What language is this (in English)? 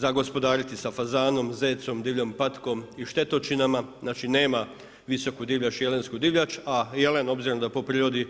Croatian